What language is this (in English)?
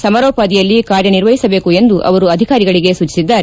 Kannada